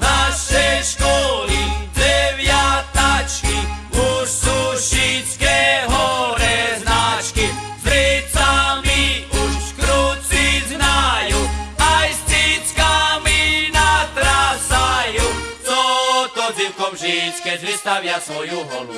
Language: Slovak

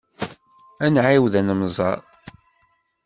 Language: Kabyle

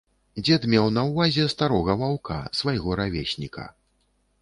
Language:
Belarusian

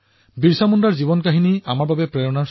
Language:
Assamese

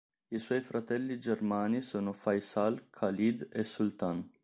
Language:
Italian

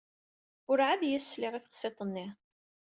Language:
Kabyle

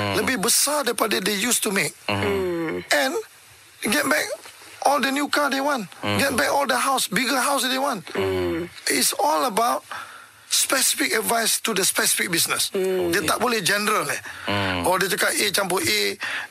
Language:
Malay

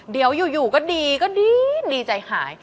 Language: Thai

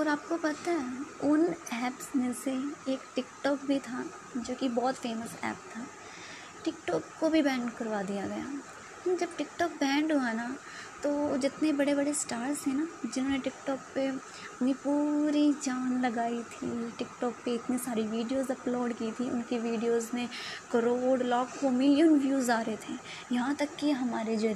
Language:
Hindi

